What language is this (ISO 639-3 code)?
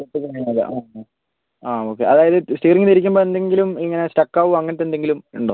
mal